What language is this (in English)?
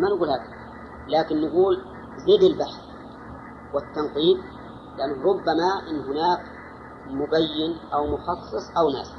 Arabic